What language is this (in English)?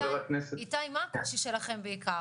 Hebrew